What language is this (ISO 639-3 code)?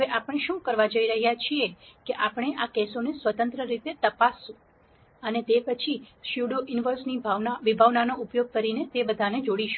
guj